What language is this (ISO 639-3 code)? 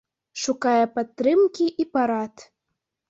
bel